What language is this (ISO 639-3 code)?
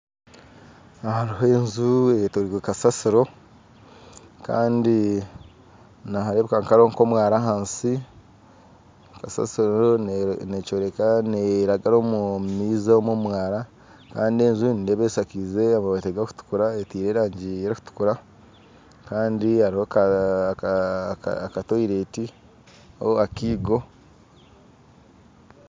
nyn